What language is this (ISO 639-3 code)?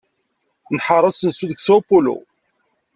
kab